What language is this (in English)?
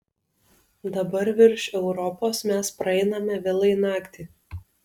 Lithuanian